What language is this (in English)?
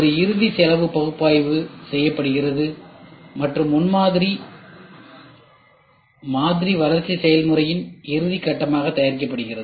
Tamil